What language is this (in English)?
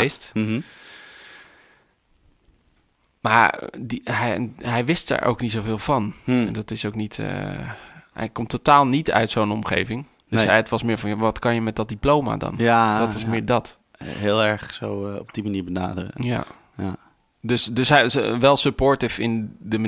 Dutch